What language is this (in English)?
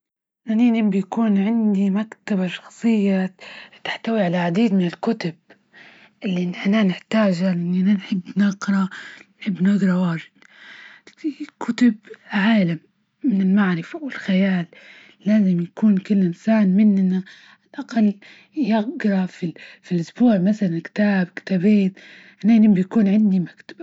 Libyan Arabic